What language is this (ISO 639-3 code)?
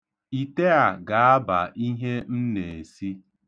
ibo